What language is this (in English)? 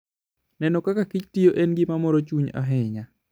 Luo (Kenya and Tanzania)